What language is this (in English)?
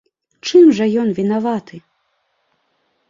Belarusian